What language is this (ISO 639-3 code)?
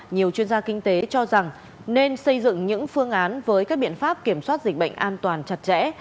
vie